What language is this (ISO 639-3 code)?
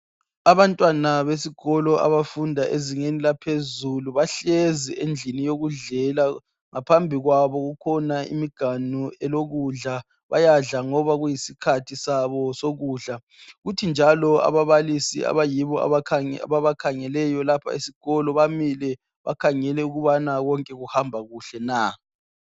nde